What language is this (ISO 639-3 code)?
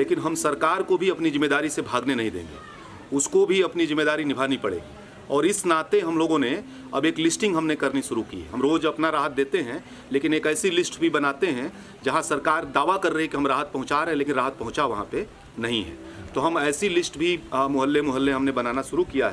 hin